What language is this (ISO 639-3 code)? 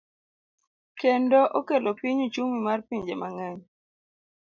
luo